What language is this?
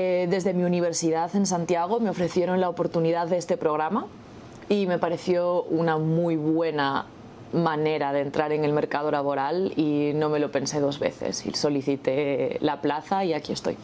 Spanish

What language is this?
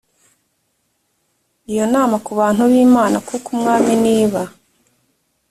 Kinyarwanda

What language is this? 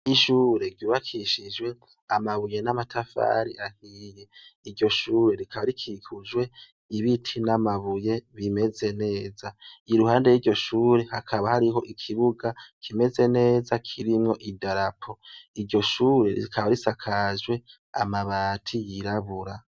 Rundi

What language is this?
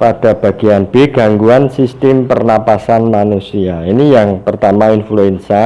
Indonesian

